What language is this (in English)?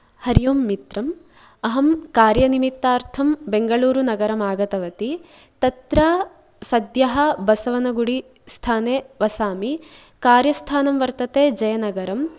Sanskrit